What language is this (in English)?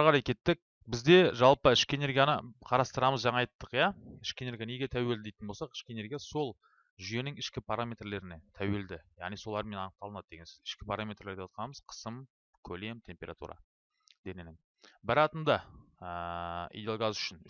Turkish